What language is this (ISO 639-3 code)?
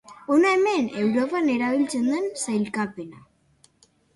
eus